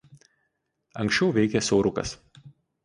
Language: Lithuanian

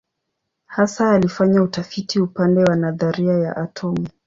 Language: Swahili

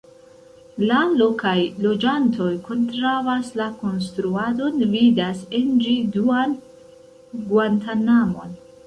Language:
Esperanto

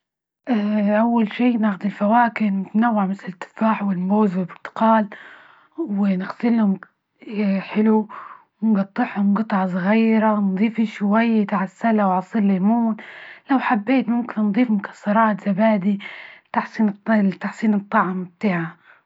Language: Libyan Arabic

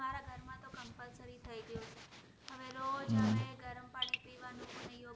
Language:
Gujarati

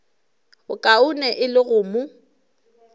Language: Northern Sotho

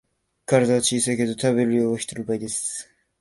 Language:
Japanese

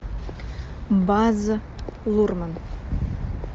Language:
Russian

